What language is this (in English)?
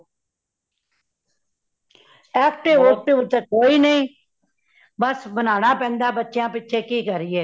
Punjabi